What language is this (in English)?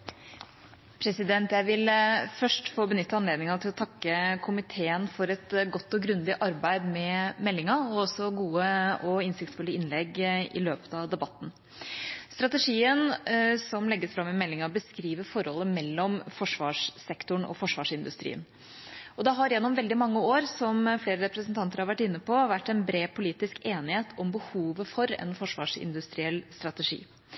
Norwegian Bokmål